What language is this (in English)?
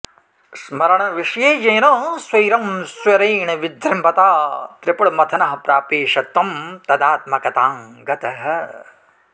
Sanskrit